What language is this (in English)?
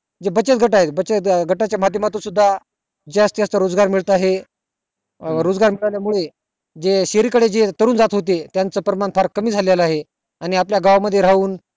Marathi